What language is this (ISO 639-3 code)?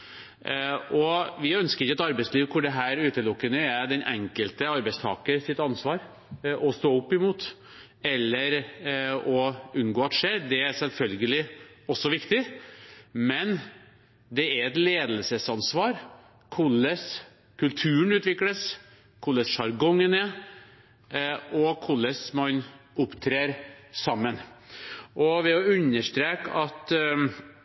nob